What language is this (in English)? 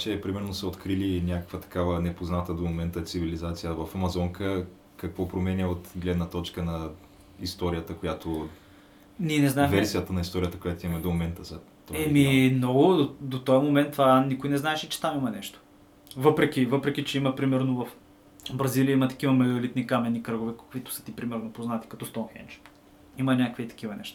Bulgarian